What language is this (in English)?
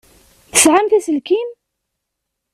Kabyle